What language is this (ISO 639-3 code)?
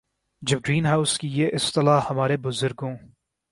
urd